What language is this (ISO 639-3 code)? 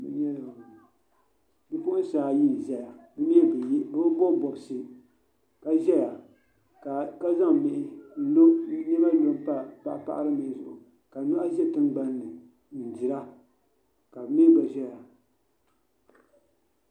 dag